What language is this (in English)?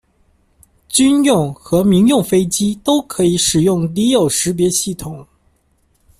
Chinese